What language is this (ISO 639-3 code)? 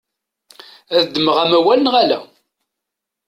kab